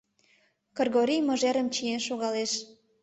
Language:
Mari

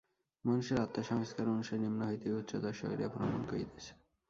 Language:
Bangla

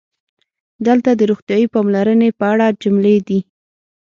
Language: Pashto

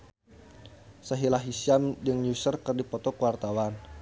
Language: Sundanese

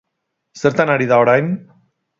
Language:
Basque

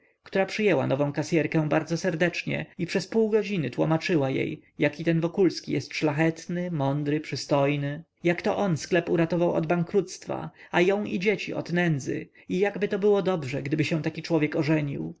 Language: Polish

